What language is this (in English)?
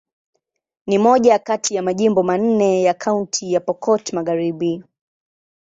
Swahili